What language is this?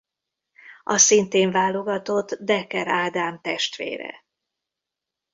Hungarian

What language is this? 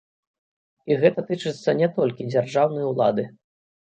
Belarusian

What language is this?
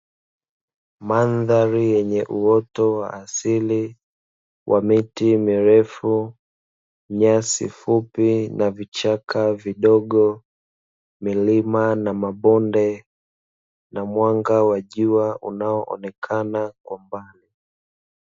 Swahili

